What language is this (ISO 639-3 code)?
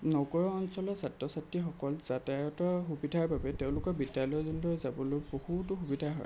asm